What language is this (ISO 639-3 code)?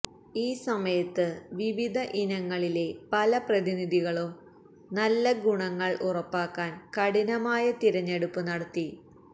mal